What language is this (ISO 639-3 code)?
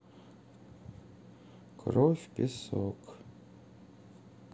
rus